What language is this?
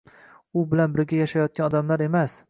Uzbek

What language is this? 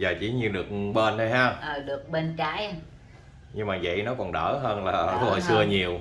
Vietnamese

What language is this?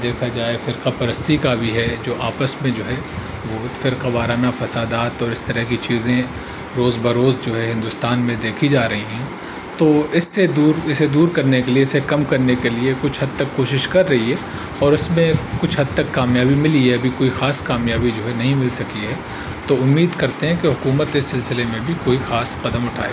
Urdu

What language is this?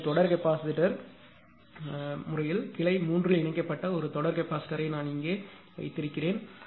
Tamil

